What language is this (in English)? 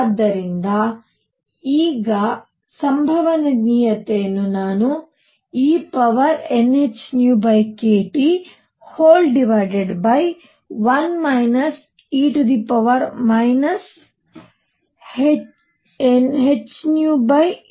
Kannada